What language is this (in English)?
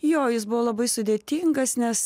Lithuanian